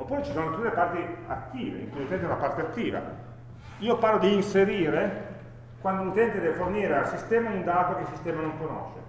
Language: Italian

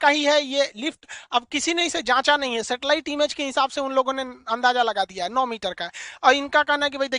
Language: Hindi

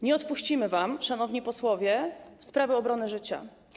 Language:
Polish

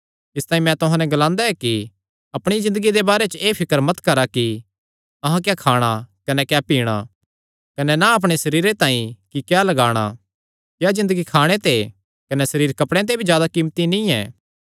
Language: Kangri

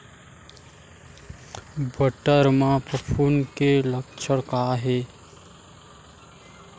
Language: Chhattisgarhi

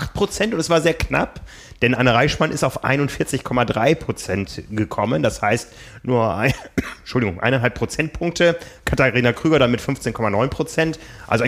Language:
German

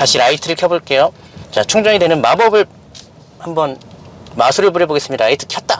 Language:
Korean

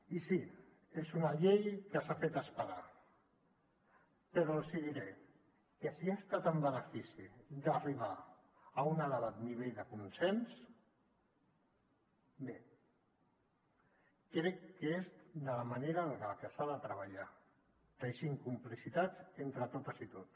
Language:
Catalan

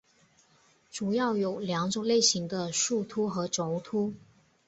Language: Chinese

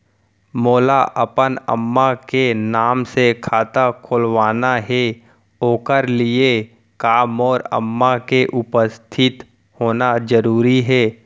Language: Chhattisgarhi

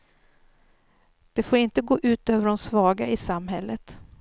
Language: Swedish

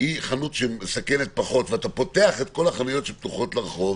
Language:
Hebrew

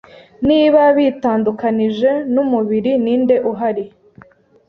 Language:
Kinyarwanda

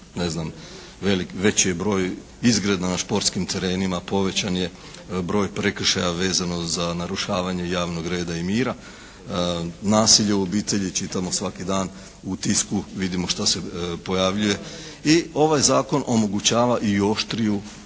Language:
Croatian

